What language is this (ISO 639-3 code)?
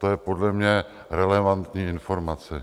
ces